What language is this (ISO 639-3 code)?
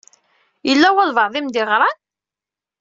kab